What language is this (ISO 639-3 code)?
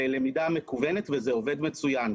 heb